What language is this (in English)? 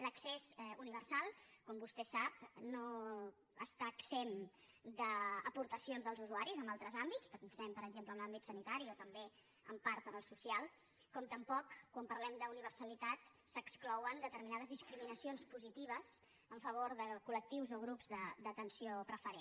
Catalan